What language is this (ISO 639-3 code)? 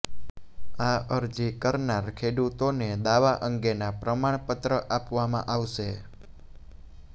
guj